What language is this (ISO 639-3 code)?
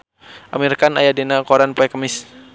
sun